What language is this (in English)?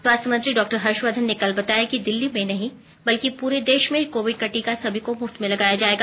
Hindi